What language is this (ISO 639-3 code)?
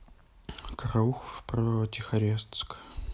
rus